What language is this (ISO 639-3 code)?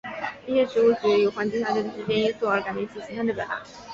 zho